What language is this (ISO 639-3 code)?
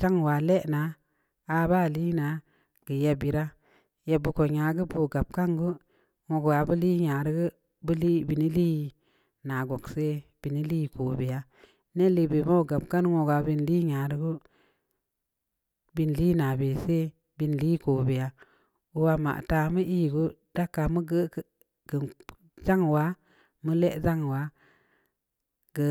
ndi